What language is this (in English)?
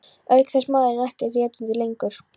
Icelandic